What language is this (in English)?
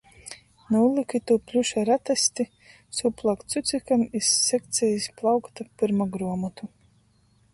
Latgalian